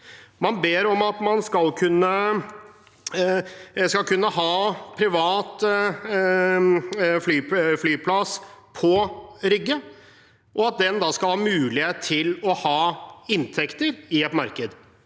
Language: Norwegian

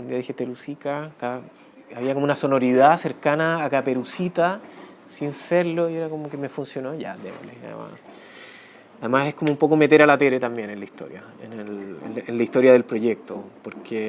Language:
Spanish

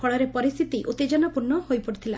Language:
Odia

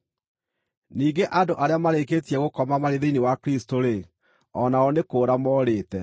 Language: Kikuyu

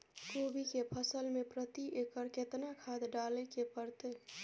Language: Maithili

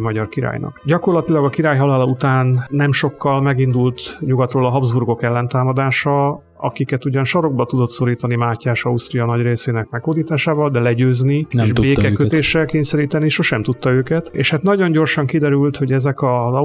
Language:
Hungarian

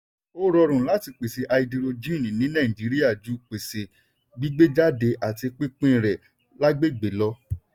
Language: Yoruba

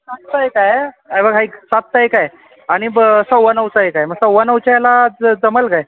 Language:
Marathi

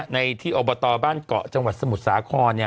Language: Thai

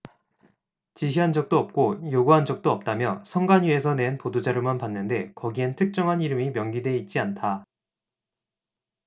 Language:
Korean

